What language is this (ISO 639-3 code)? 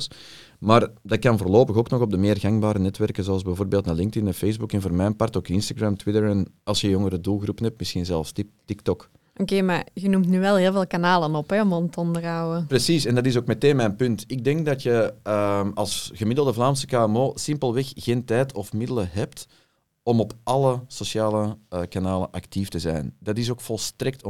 nld